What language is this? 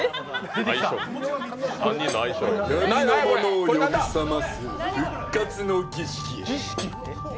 Japanese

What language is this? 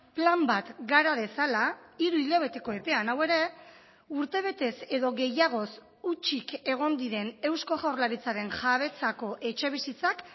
Basque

